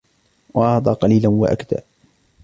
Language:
Arabic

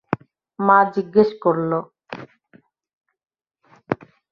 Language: Bangla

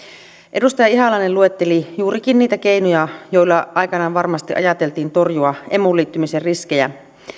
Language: Finnish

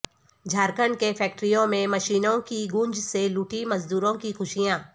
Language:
Urdu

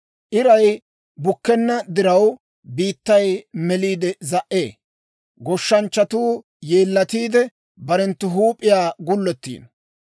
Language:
Dawro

